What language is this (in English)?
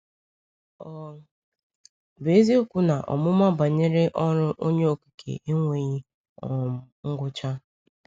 Igbo